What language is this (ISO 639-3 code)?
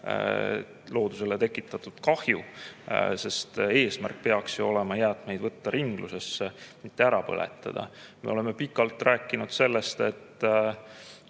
est